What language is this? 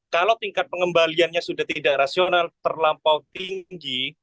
Indonesian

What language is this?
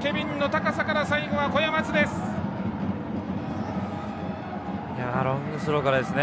Japanese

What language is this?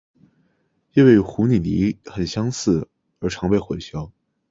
Chinese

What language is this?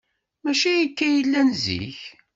Kabyle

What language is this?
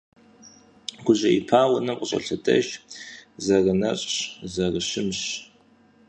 Kabardian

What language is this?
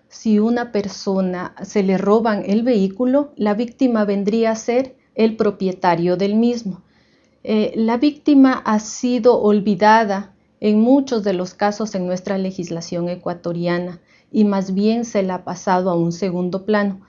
Spanish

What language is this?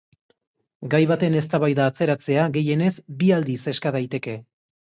Basque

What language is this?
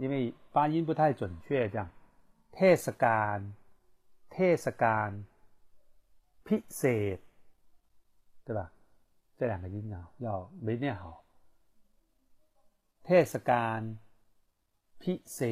Chinese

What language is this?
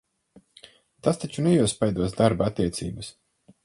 Latvian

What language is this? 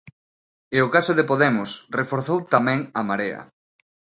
Galician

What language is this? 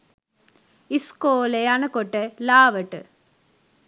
Sinhala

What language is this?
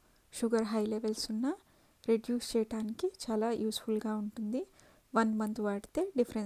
Hindi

